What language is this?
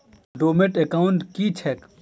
Maithili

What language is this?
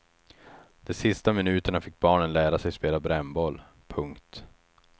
Swedish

